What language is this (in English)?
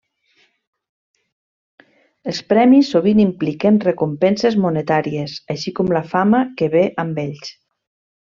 Catalan